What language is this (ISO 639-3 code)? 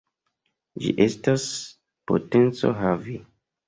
epo